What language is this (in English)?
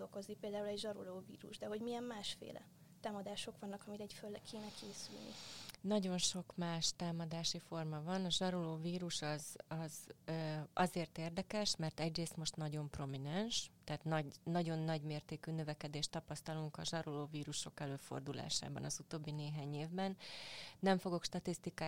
Hungarian